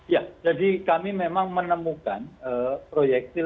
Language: Indonesian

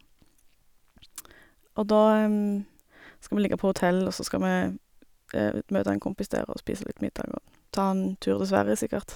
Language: Norwegian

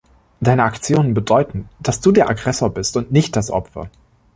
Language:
German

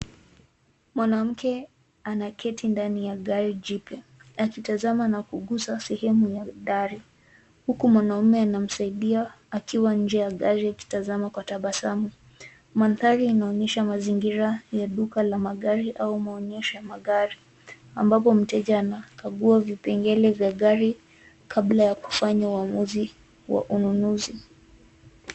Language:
Swahili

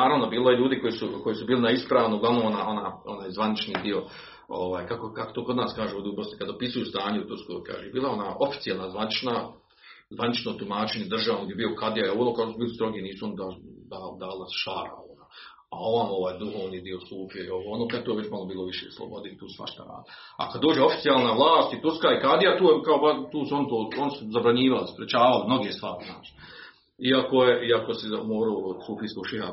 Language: Croatian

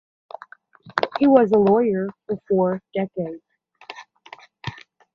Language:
English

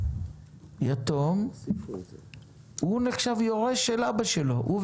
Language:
Hebrew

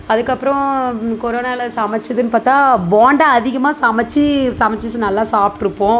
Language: Tamil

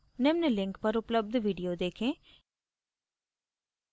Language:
Hindi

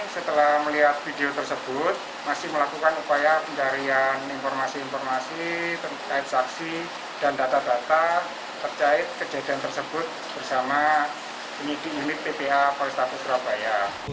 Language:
Indonesian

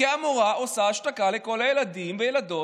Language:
Hebrew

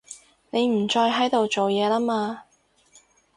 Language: Cantonese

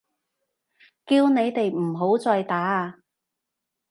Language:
Cantonese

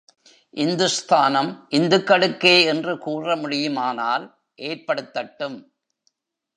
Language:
Tamil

